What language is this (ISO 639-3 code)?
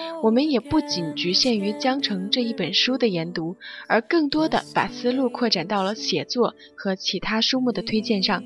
zho